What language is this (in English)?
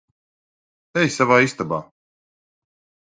Latvian